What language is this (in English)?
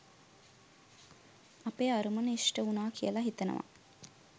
Sinhala